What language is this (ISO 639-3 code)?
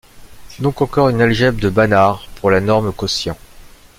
fra